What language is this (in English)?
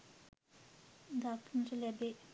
Sinhala